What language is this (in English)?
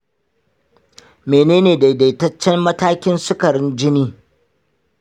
Hausa